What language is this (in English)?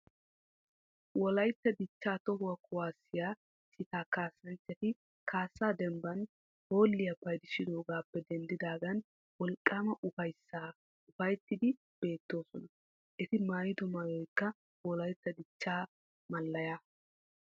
Wolaytta